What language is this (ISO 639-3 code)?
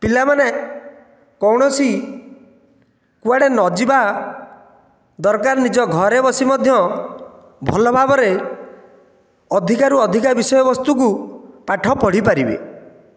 ori